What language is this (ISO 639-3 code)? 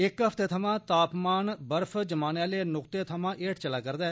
doi